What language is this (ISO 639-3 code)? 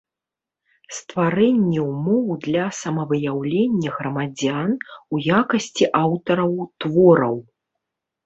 bel